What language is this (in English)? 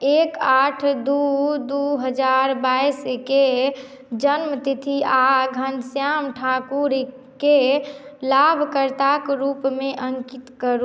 Maithili